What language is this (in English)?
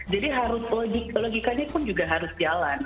Indonesian